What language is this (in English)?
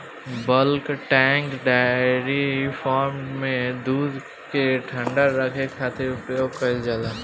Bhojpuri